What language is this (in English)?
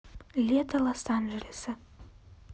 Russian